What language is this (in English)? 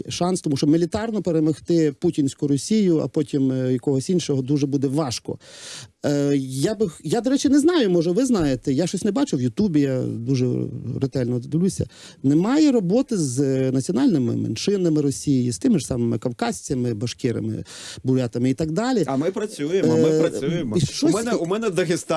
Ukrainian